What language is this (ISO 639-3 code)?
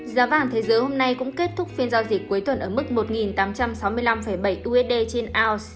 vie